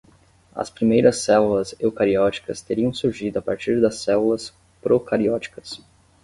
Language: Portuguese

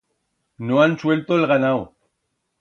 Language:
Aragonese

